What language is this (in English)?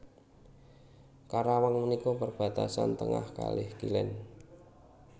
Javanese